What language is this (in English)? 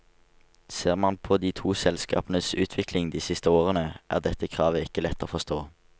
Norwegian